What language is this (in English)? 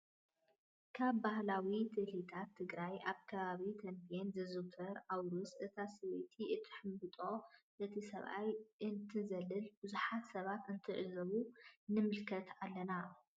Tigrinya